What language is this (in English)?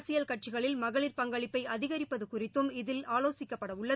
Tamil